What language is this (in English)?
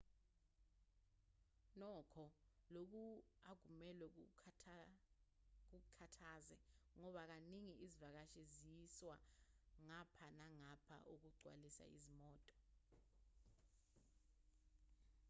Zulu